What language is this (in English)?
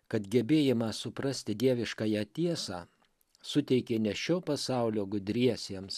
Lithuanian